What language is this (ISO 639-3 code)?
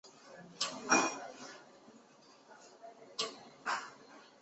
zho